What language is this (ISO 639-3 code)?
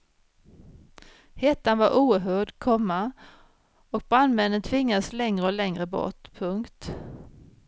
swe